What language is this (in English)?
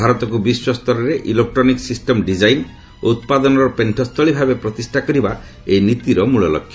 Odia